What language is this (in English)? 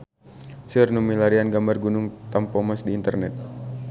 Sundanese